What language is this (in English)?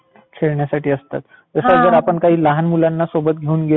Marathi